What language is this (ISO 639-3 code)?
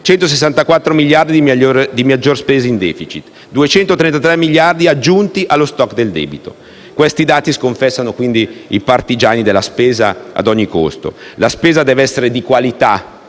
ita